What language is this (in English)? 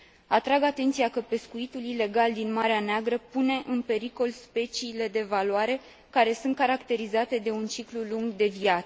Romanian